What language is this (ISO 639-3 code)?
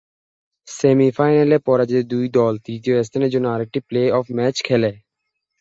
ben